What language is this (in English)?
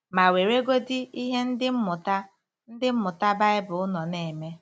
Igbo